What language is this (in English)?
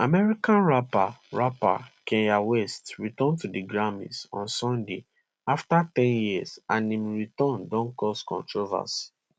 Nigerian Pidgin